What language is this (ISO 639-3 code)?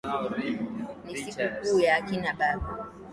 swa